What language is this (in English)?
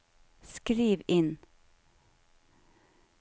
Norwegian